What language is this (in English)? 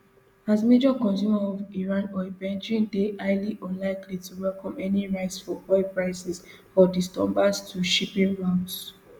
Nigerian Pidgin